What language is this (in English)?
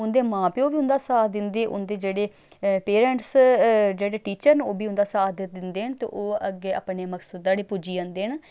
Dogri